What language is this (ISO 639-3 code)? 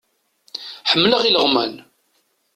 kab